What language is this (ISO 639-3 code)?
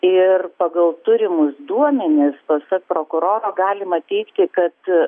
lit